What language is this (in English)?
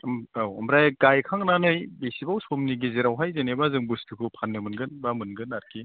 Bodo